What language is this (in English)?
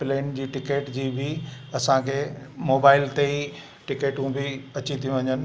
Sindhi